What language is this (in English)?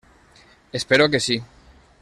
Catalan